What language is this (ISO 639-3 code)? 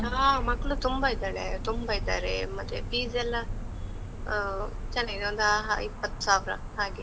kan